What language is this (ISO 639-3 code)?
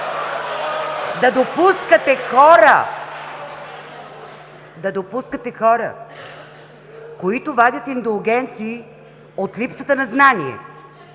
bul